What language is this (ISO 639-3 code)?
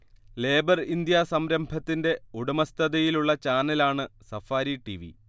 mal